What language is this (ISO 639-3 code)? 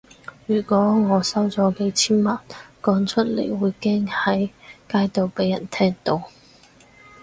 yue